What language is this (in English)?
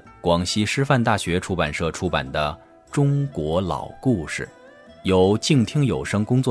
Chinese